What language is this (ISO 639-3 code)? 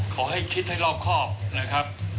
tha